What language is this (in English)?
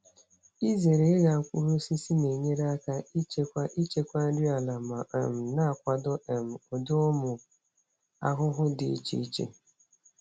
Igbo